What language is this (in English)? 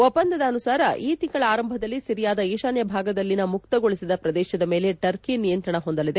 Kannada